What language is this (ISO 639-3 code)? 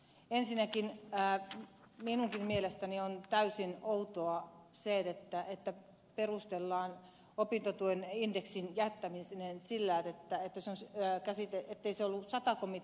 fin